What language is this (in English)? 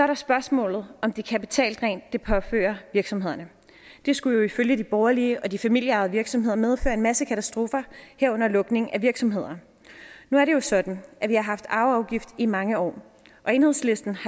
Danish